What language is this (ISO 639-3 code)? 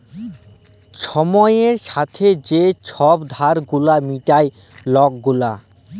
ben